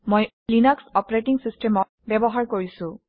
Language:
Assamese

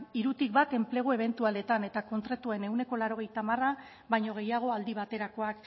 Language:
Basque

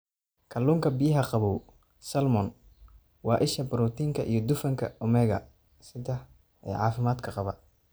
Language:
Somali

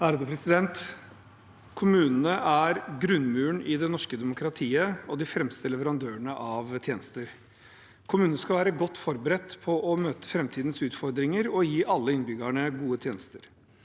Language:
Norwegian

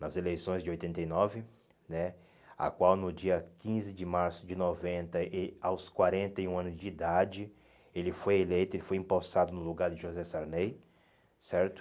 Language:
Portuguese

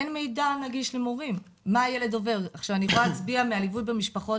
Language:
Hebrew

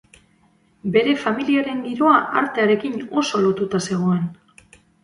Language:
Basque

